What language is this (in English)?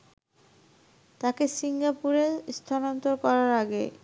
Bangla